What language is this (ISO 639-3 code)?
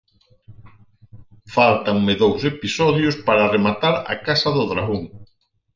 glg